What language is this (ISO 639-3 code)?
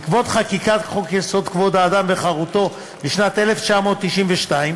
heb